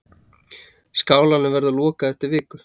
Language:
Icelandic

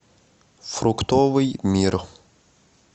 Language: Russian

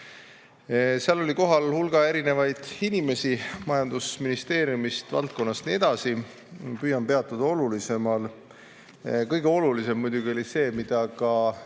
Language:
Estonian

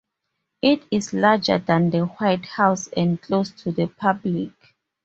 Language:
English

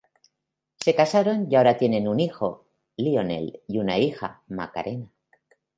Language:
Spanish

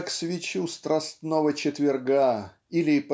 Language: Russian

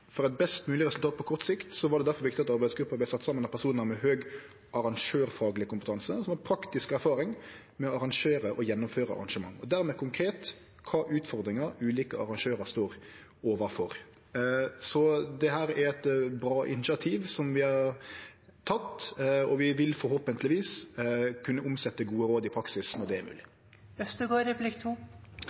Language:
Norwegian Nynorsk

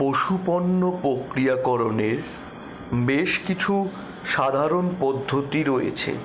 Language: Bangla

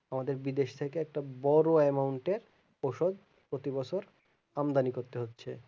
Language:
Bangla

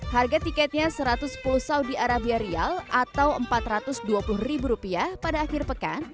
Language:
Indonesian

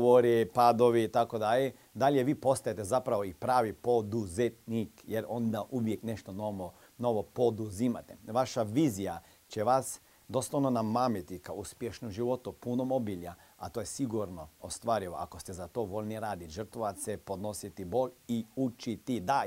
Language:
Croatian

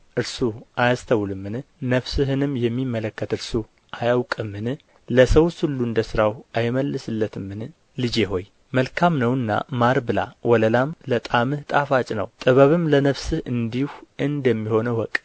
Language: Amharic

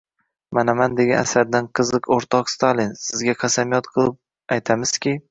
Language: Uzbek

